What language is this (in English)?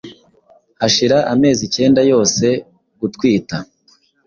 Kinyarwanda